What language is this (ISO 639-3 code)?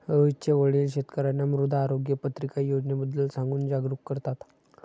mar